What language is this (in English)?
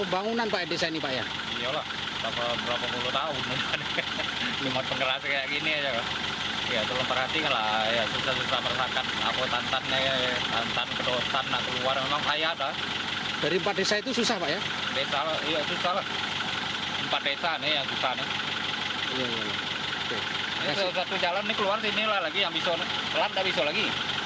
Indonesian